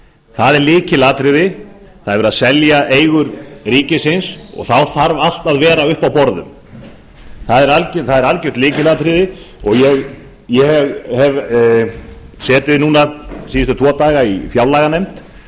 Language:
Icelandic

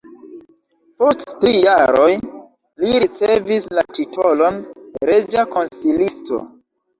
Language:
Esperanto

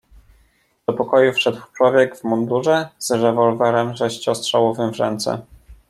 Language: Polish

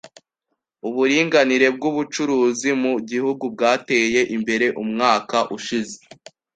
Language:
Kinyarwanda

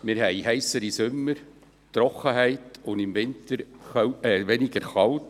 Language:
Swiss German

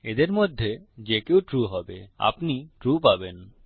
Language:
Bangla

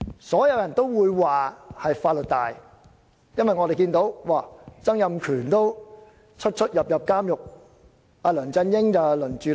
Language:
Cantonese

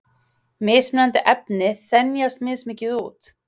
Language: Icelandic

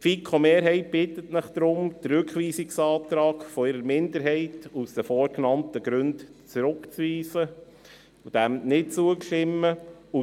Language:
Swiss German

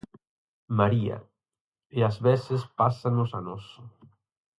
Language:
Galician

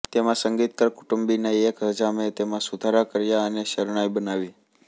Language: Gujarati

